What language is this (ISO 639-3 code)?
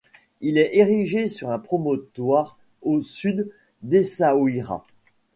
fra